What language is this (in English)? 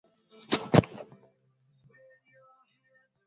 Swahili